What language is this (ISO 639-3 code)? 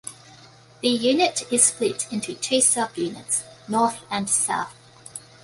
eng